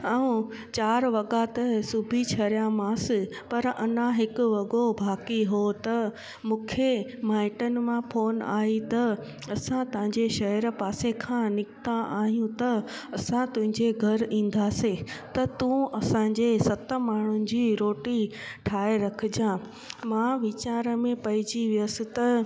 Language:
Sindhi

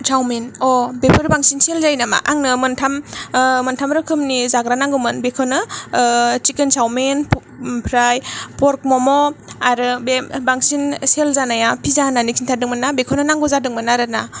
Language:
Bodo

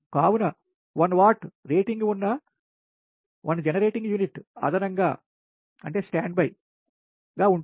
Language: Telugu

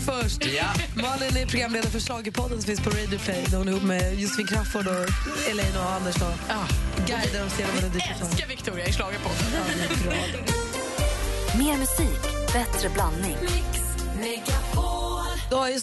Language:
Swedish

